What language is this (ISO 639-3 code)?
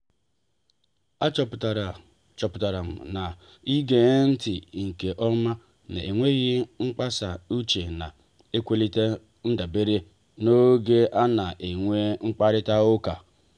ibo